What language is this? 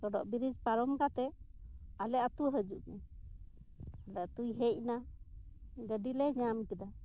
Santali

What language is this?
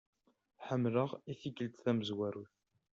Kabyle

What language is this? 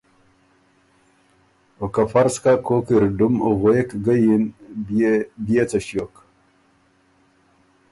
Ormuri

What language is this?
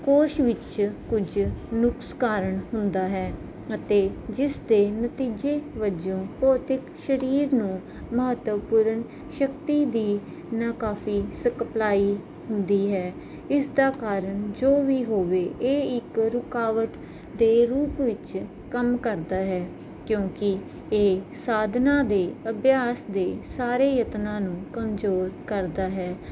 Punjabi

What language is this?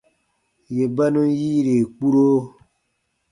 Baatonum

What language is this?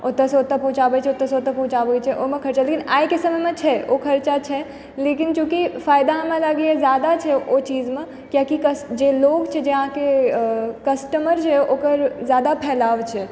Maithili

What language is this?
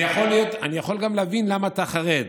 Hebrew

